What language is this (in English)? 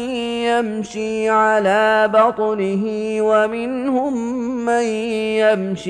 Arabic